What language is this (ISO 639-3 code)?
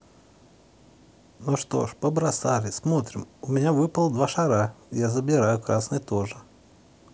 rus